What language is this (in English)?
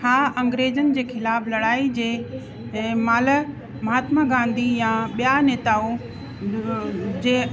Sindhi